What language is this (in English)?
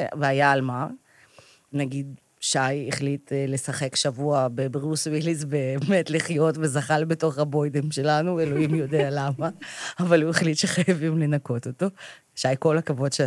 Hebrew